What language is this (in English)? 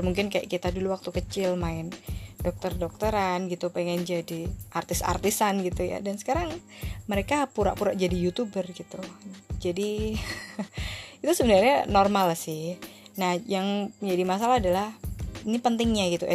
Indonesian